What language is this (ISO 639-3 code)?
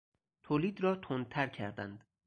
fas